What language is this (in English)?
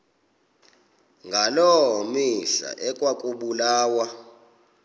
Xhosa